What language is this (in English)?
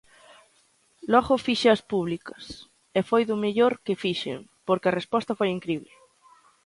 Galician